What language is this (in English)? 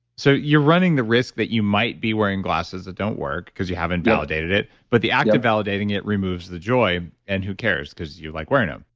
English